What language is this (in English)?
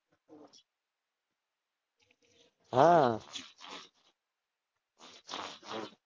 Gujarati